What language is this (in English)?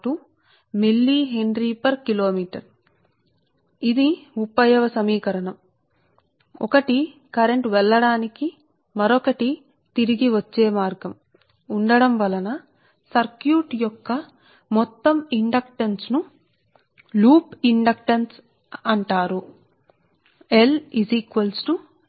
Telugu